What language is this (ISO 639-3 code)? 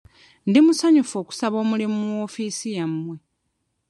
lug